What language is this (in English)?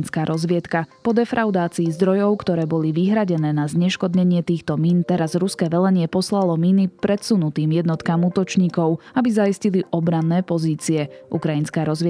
Slovak